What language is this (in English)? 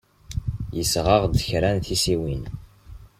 Kabyle